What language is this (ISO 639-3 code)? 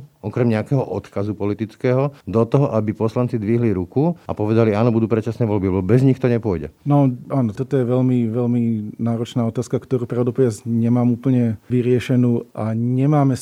slk